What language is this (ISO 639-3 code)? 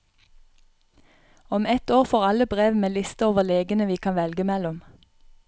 nor